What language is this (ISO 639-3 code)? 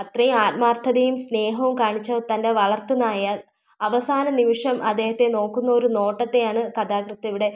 mal